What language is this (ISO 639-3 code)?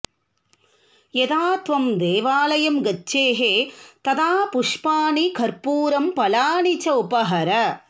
san